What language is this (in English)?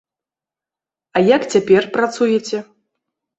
Belarusian